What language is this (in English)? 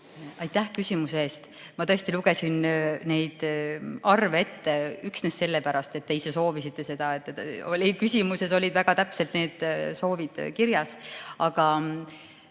Estonian